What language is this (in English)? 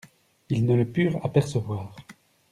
French